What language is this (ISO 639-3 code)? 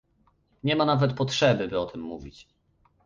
pol